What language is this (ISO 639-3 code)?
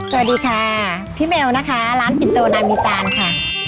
tha